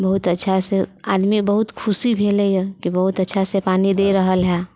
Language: Maithili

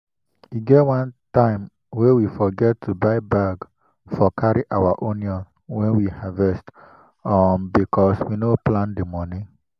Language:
Nigerian Pidgin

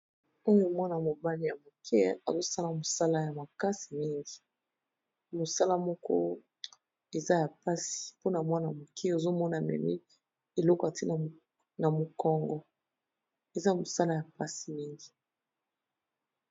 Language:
Lingala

